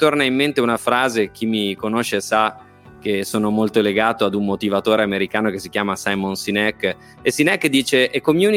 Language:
Italian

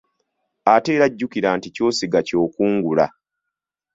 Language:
Ganda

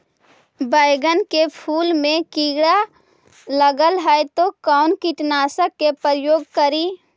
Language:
Magahi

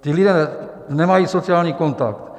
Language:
Czech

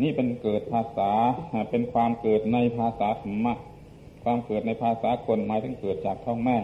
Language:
Thai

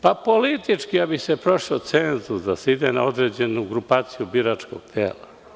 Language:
Serbian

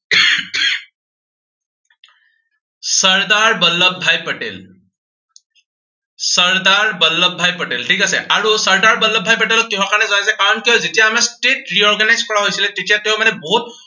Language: Assamese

